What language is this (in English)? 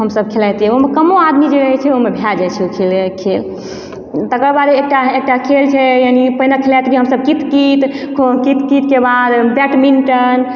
Maithili